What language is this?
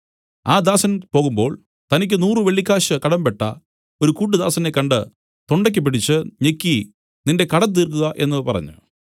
Malayalam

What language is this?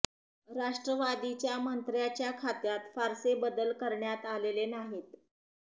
Marathi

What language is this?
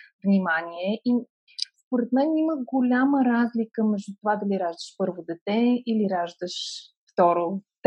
Bulgarian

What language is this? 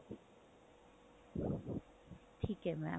Punjabi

